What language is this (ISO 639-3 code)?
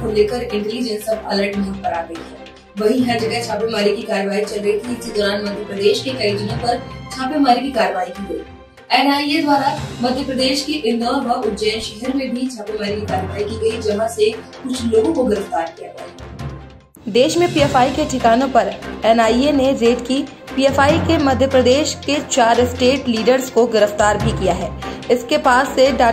hin